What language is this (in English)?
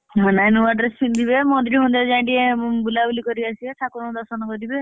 Odia